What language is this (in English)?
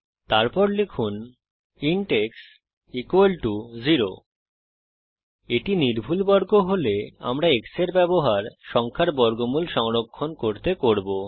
Bangla